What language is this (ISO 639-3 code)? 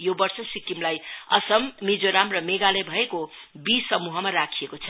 nep